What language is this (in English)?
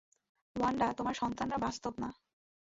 Bangla